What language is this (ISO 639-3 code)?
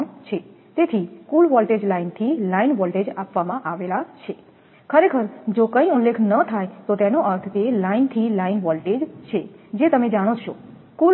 guj